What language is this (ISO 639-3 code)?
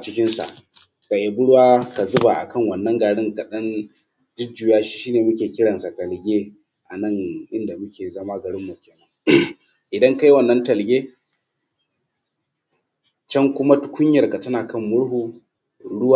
hau